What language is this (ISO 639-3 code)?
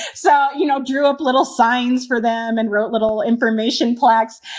eng